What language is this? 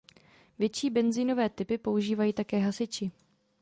Czech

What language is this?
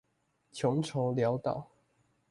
Chinese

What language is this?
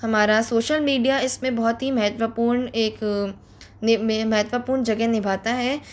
Hindi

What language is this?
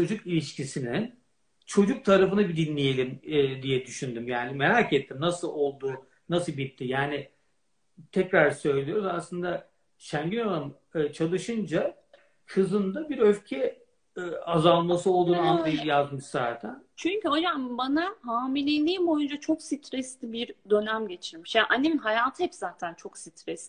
Turkish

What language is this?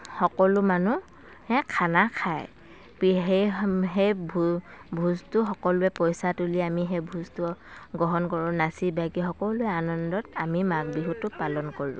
Assamese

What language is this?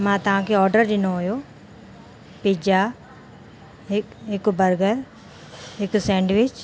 Sindhi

